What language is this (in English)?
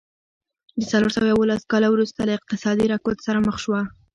Pashto